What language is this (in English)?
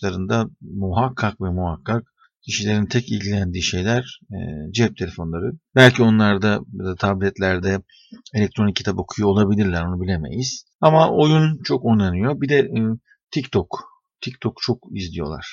Turkish